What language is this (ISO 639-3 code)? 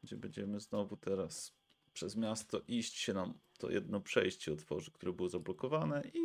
pol